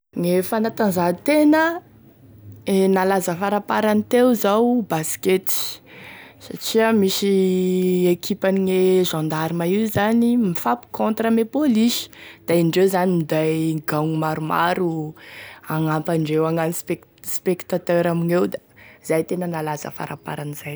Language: Tesaka Malagasy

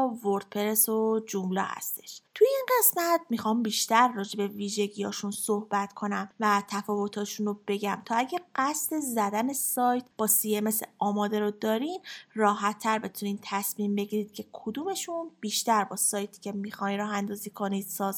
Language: Persian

